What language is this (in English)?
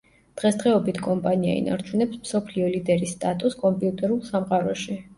Georgian